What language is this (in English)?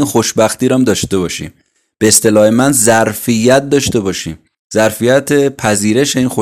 Persian